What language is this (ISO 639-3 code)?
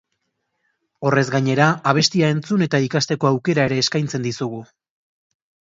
eus